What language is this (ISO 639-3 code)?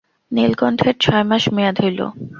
ben